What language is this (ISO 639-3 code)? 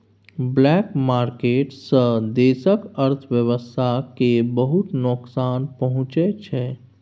mai